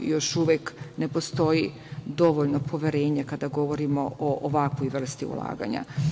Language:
Serbian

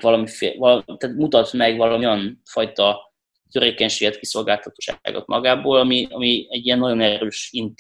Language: Hungarian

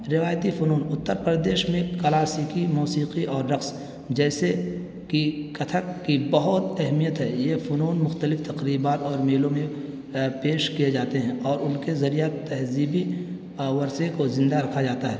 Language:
Urdu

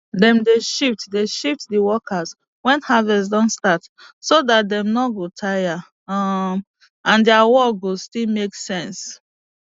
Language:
Nigerian Pidgin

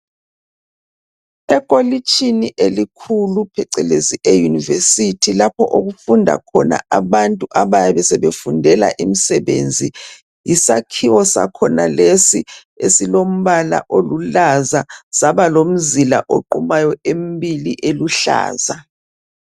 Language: North Ndebele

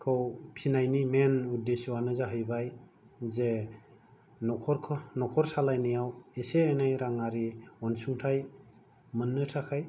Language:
Bodo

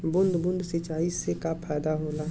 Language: Bhojpuri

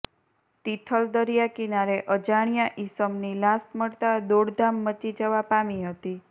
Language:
Gujarati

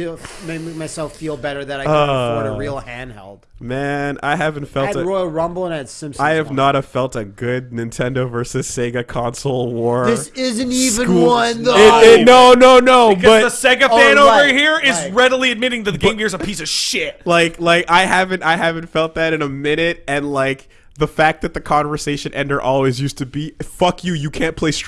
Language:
English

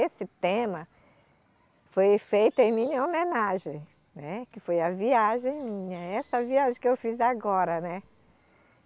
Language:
Portuguese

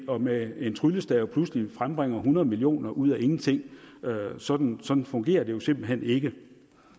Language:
Danish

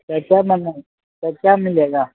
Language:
Maithili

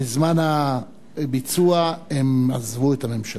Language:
Hebrew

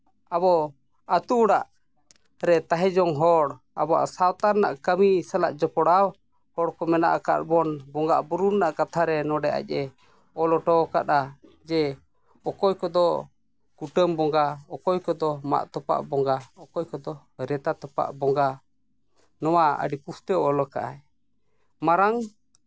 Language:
Santali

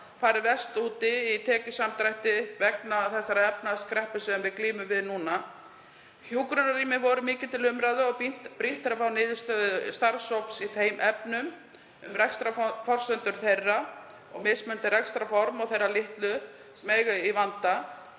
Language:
Icelandic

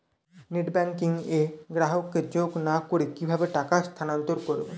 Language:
Bangla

